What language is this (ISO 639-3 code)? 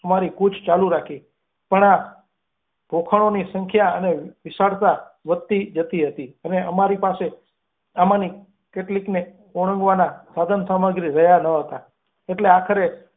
guj